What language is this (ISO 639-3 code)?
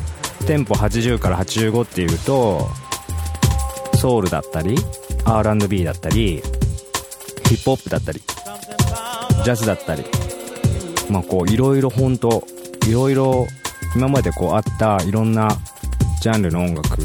jpn